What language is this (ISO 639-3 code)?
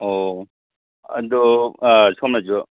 mni